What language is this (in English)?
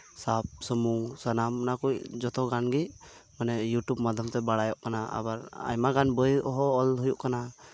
Santali